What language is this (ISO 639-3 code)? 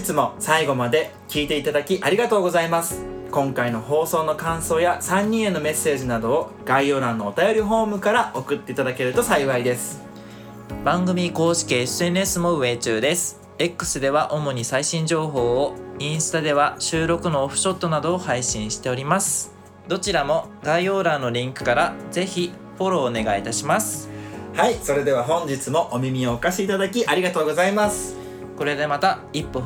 jpn